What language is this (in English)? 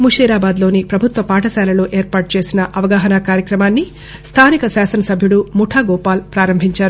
Telugu